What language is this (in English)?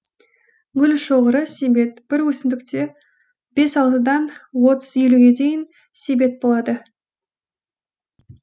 Kazakh